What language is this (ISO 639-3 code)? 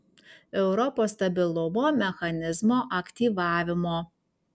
lit